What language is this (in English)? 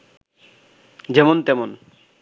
Bangla